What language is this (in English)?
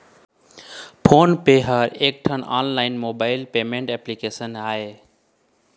Chhattisgarhi